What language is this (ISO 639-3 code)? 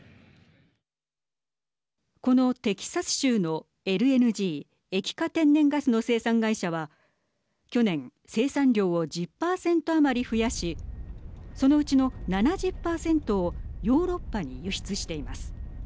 jpn